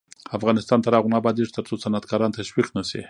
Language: Pashto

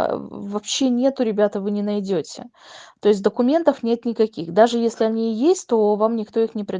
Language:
Russian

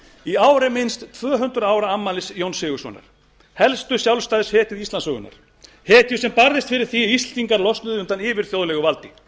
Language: Icelandic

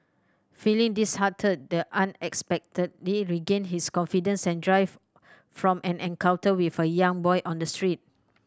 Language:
English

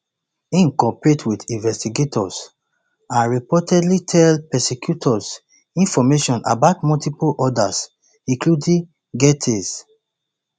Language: Nigerian Pidgin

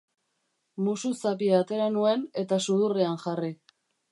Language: Basque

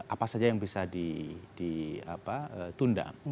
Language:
Indonesian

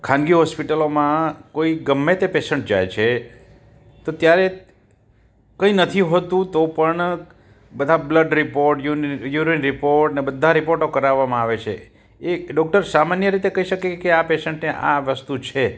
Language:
Gujarati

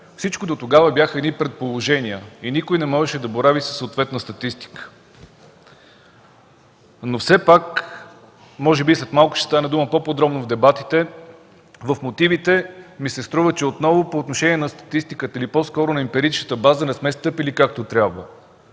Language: Bulgarian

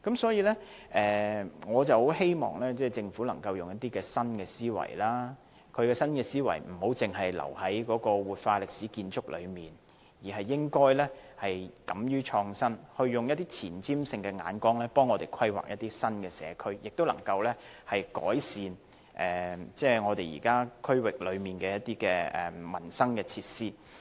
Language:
Cantonese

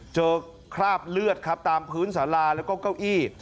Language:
Thai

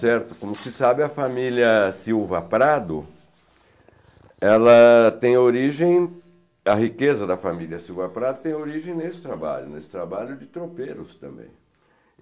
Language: Portuguese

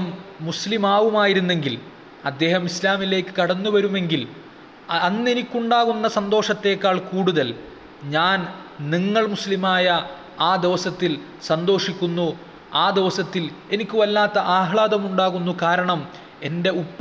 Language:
Malayalam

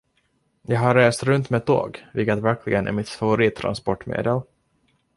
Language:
Swedish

